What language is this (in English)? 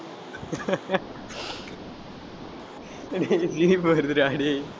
Tamil